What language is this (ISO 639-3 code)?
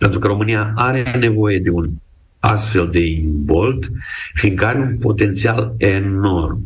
ron